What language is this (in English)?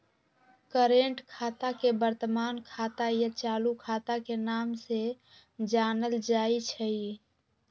Magahi